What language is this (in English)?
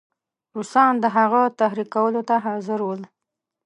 Pashto